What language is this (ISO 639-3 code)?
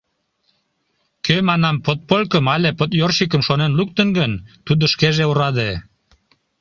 chm